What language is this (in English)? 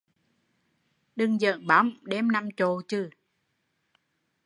Vietnamese